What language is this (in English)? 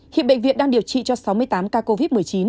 Vietnamese